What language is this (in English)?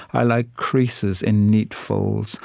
English